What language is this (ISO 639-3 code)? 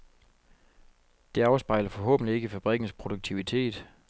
dan